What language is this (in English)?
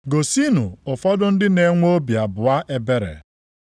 Igbo